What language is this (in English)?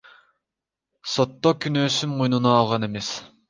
Kyrgyz